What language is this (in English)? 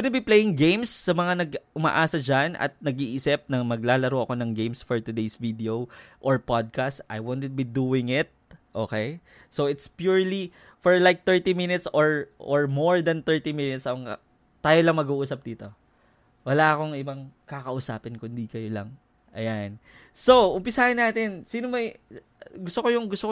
Filipino